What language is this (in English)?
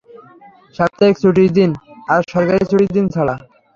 Bangla